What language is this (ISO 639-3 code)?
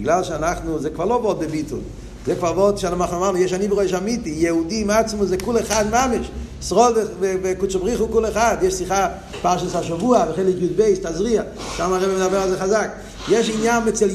heb